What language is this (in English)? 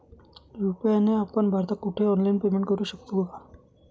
Marathi